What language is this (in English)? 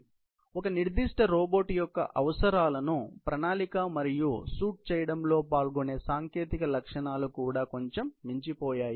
Telugu